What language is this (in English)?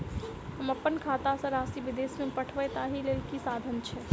Maithili